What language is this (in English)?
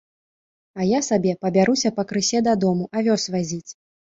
Belarusian